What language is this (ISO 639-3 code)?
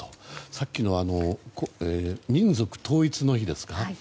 jpn